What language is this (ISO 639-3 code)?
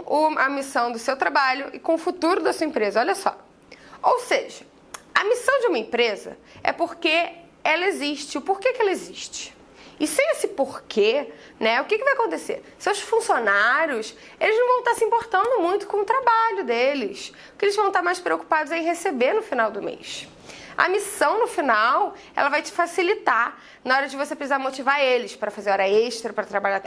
por